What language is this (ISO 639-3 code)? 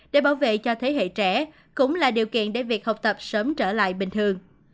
vie